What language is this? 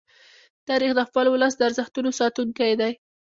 Pashto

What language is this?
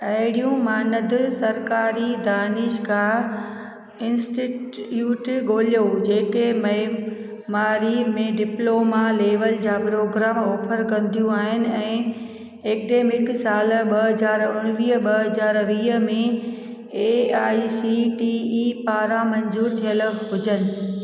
Sindhi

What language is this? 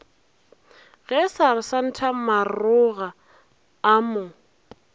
Northern Sotho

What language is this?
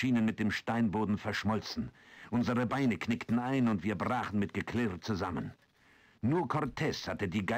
German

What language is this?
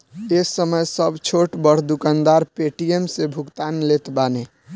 Bhojpuri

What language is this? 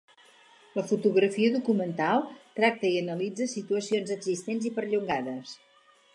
Catalan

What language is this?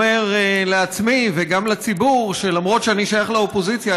Hebrew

